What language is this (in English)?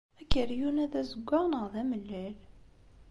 Kabyle